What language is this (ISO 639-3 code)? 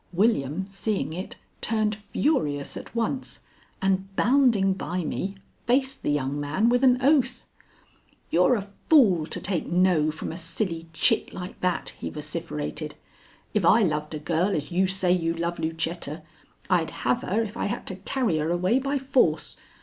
eng